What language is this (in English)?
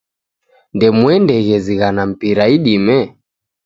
Taita